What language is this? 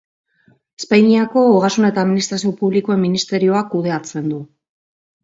Basque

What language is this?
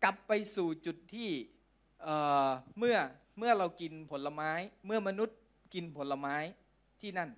Thai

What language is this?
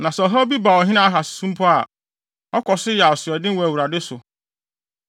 Akan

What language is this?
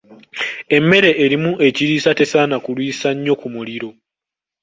Ganda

